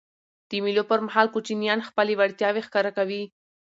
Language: Pashto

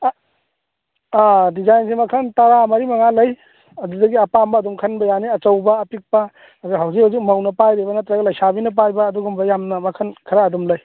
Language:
Manipuri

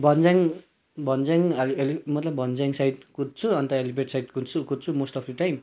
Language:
Nepali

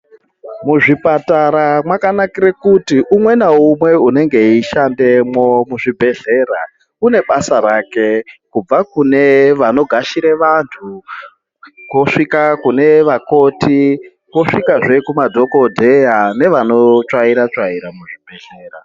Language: Ndau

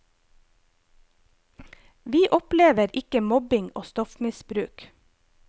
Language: Norwegian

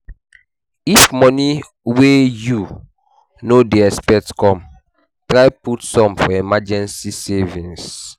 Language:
Nigerian Pidgin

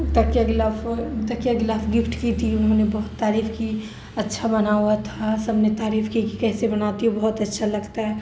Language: Urdu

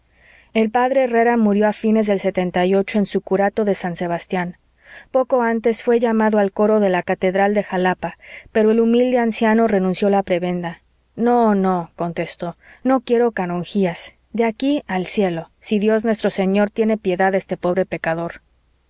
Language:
Spanish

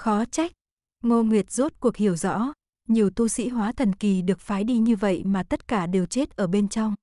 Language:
Vietnamese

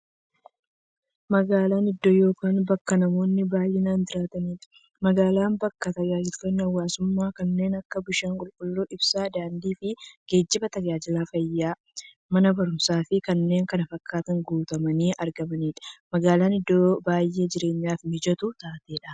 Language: Oromo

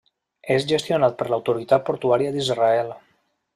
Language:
Catalan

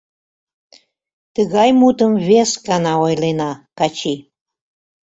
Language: Mari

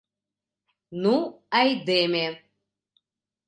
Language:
Mari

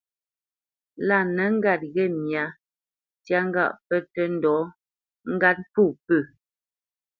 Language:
Bamenyam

